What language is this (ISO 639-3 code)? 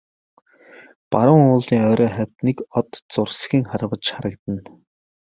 mon